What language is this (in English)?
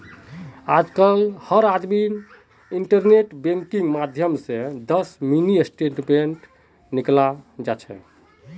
Magahi